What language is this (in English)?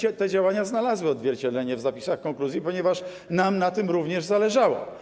Polish